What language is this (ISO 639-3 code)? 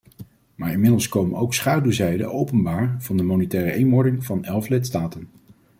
nld